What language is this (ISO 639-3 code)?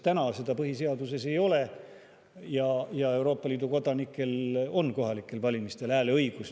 est